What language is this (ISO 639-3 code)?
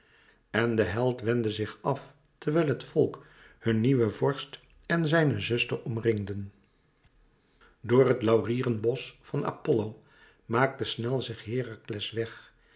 nld